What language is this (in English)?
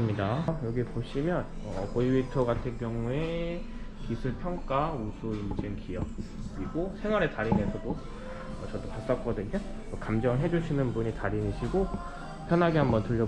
Korean